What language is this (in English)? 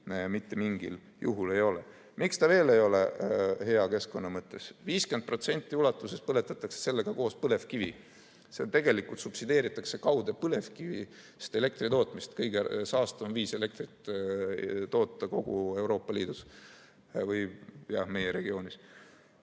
Estonian